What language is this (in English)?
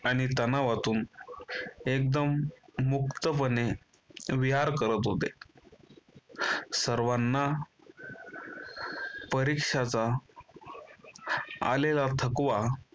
Marathi